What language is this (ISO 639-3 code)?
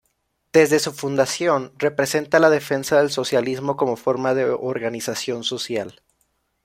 spa